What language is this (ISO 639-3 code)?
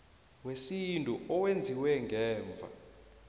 nbl